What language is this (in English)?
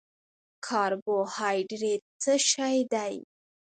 Pashto